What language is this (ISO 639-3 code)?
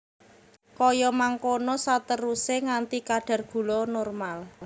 jav